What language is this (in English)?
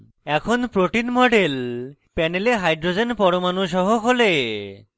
Bangla